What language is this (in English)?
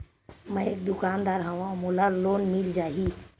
Chhattisgarhi